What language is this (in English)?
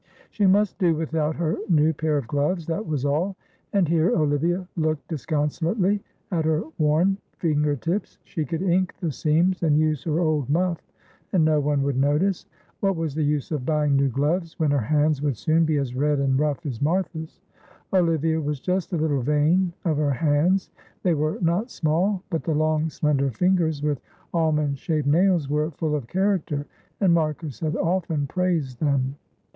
English